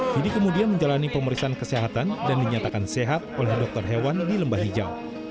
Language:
Indonesian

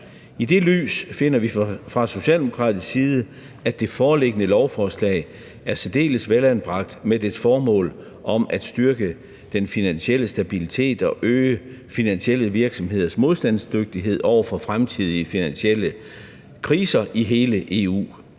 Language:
Danish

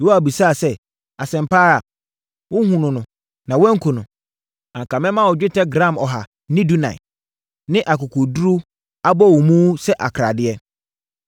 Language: Akan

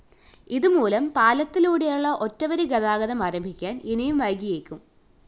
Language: Malayalam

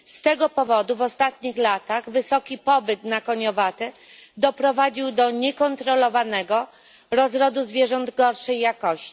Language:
Polish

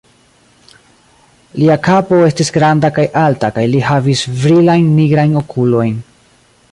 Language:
Esperanto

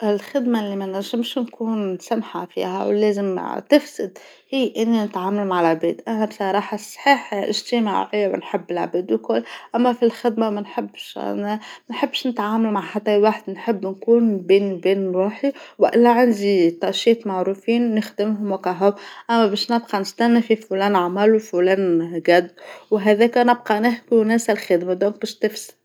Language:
Tunisian Arabic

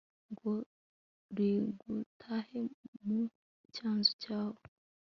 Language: Kinyarwanda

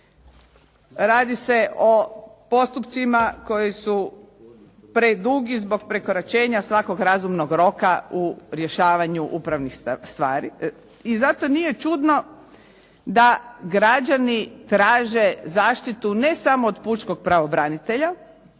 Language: Croatian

